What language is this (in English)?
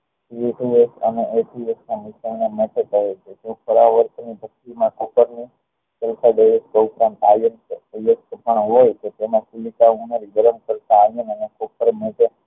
Gujarati